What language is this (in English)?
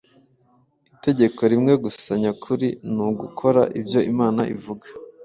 Kinyarwanda